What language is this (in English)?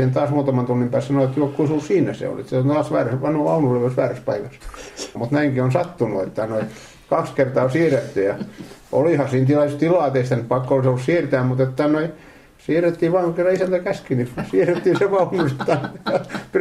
Finnish